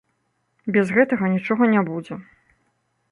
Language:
Belarusian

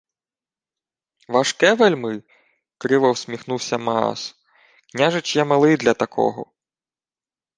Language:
Ukrainian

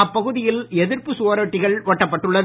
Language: Tamil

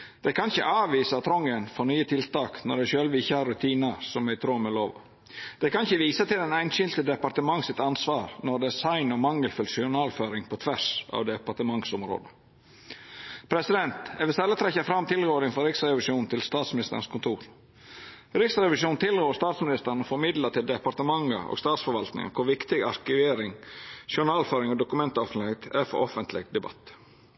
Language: Norwegian Nynorsk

